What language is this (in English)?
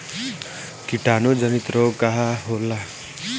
Bhojpuri